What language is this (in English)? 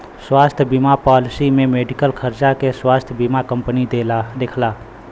Bhojpuri